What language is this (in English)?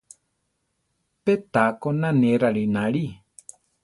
Central Tarahumara